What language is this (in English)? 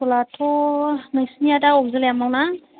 Bodo